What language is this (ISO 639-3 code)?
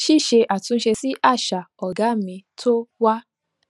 yor